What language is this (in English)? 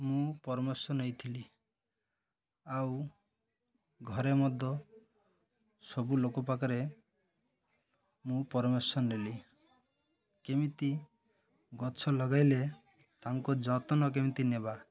Odia